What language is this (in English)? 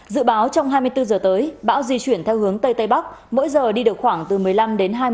Vietnamese